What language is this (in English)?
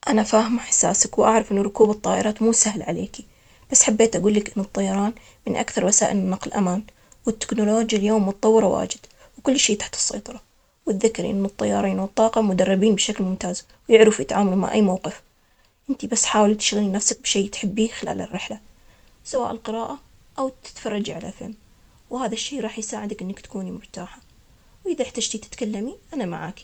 Omani Arabic